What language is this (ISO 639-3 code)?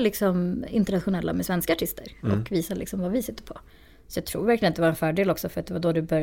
swe